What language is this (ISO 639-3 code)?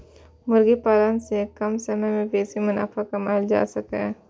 mai